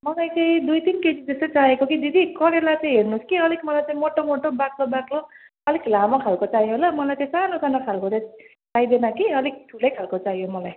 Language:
Nepali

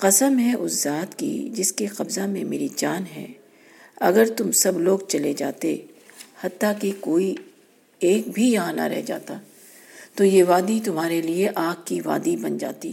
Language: Urdu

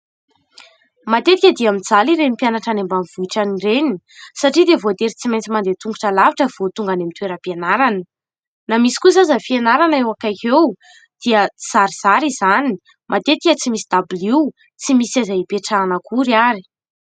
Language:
Malagasy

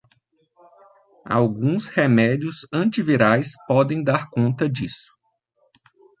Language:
Portuguese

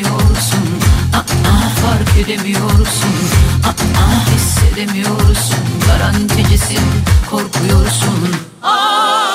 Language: Turkish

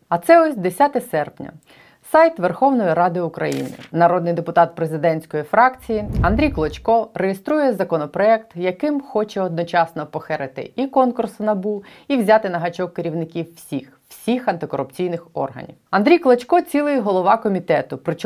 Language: Ukrainian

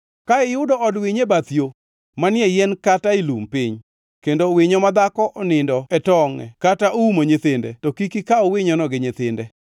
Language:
Luo (Kenya and Tanzania)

